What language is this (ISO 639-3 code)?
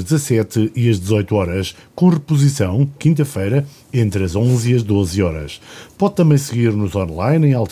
por